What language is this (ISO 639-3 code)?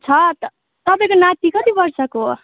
nep